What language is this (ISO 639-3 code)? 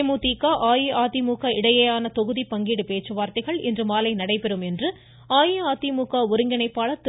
tam